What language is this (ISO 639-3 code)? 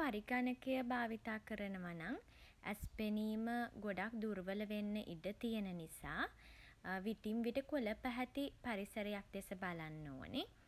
sin